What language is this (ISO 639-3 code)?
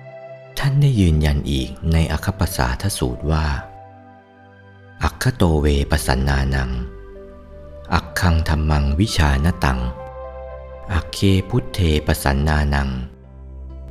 tha